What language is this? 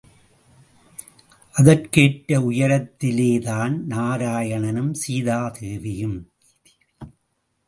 Tamil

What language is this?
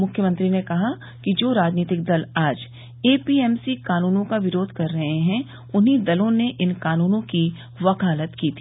Hindi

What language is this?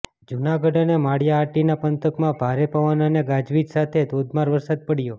Gujarati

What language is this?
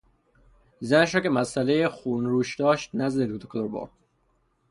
Persian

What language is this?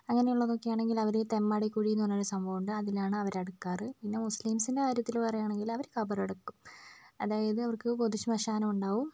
Malayalam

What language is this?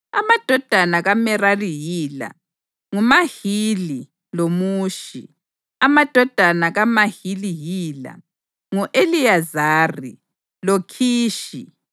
North Ndebele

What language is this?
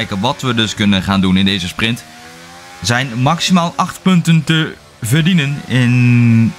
Dutch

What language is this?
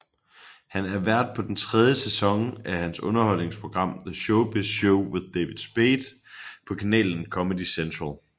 Danish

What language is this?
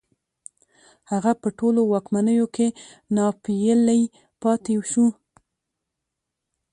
Pashto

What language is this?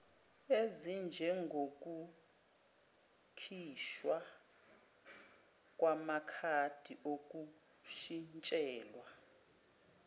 Zulu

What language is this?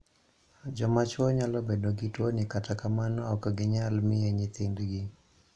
Luo (Kenya and Tanzania)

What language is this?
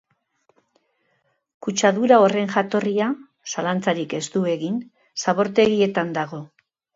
Basque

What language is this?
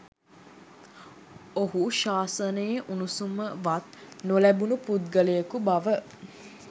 Sinhala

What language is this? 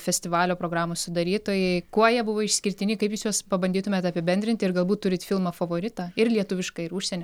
Lithuanian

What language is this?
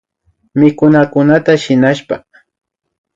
Imbabura Highland Quichua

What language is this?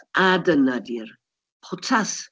Welsh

